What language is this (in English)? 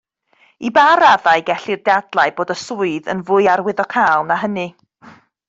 Welsh